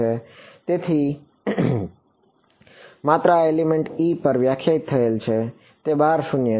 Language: Gujarati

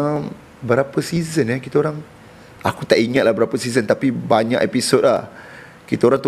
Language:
Malay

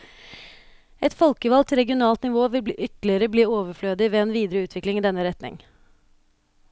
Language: Norwegian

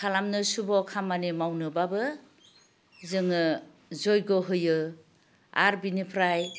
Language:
Bodo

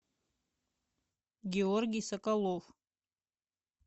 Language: Russian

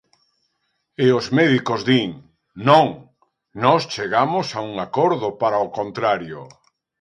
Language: Galician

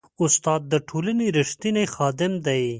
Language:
Pashto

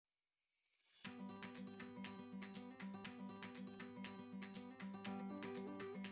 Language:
Italian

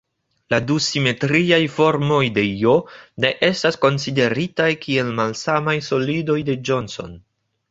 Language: Esperanto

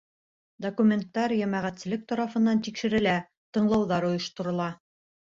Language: Bashkir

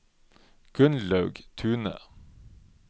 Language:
Norwegian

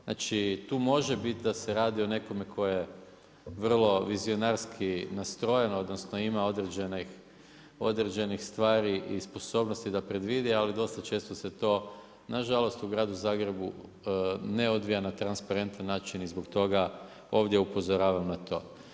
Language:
Croatian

